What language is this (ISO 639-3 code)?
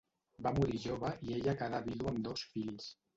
cat